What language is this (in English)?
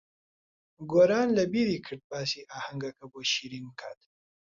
Central Kurdish